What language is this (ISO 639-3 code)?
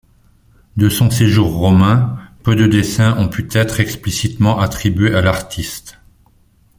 fra